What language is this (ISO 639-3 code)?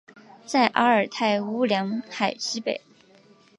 zho